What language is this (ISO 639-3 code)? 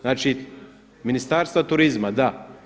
hrv